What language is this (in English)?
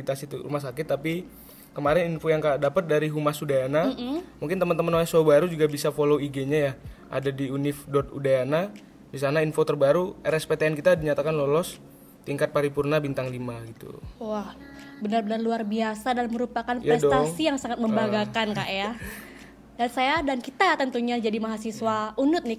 Indonesian